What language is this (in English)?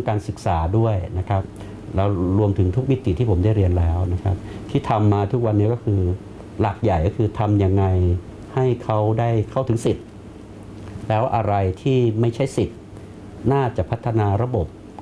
Thai